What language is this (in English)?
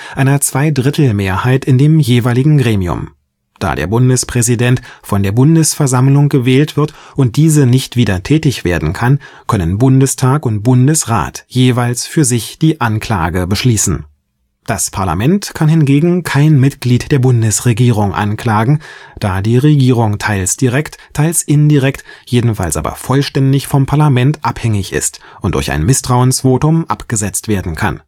German